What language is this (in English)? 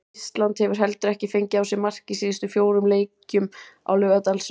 Icelandic